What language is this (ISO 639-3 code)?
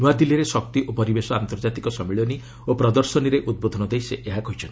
ori